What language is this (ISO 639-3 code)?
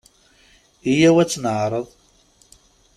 kab